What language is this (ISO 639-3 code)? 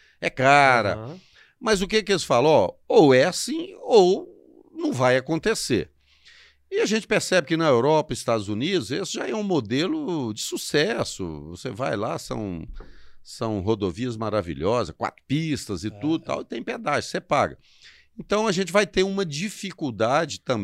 por